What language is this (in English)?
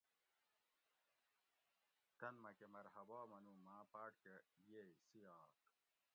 Gawri